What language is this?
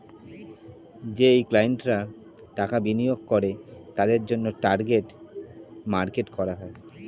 Bangla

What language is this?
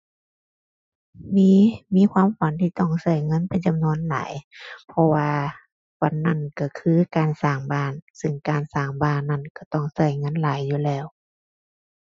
Thai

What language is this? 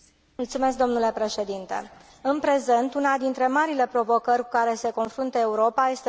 Romanian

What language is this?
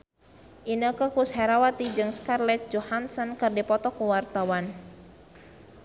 Sundanese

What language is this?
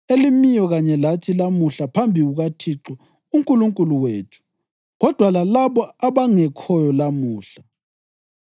North Ndebele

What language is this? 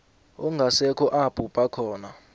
South Ndebele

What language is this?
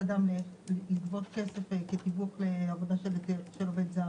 Hebrew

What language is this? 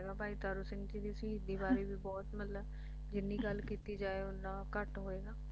Punjabi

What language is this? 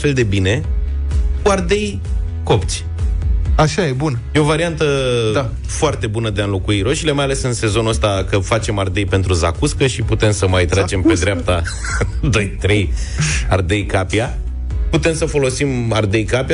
Romanian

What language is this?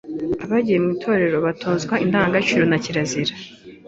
Kinyarwanda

